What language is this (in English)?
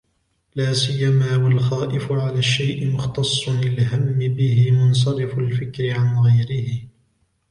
Arabic